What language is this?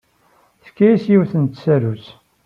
Kabyle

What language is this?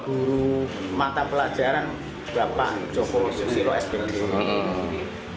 Indonesian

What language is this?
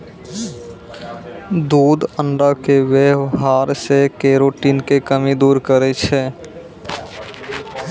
Maithili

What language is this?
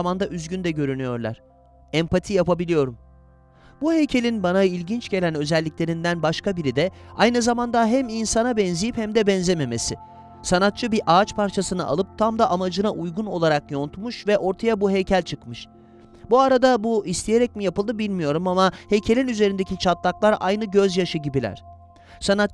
Turkish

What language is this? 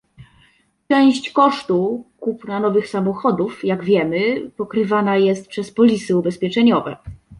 Polish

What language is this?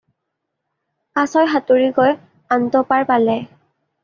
Assamese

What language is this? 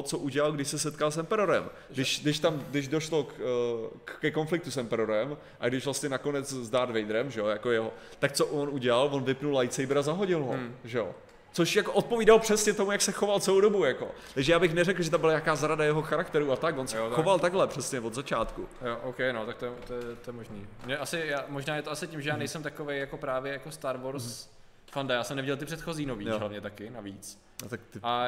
Czech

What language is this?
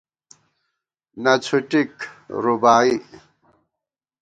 Gawar-Bati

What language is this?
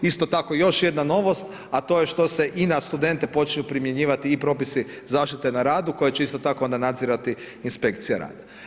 Croatian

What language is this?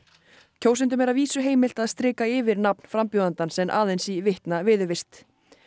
Icelandic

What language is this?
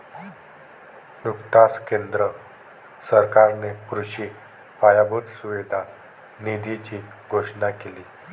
Marathi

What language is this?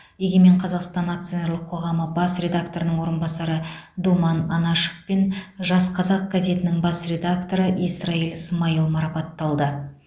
Kazakh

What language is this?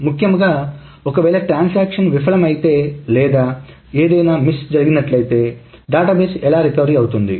Telugu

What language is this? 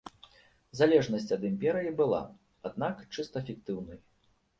Belarusian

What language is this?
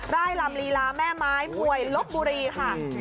Thai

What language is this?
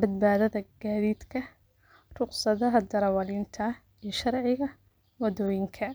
Somali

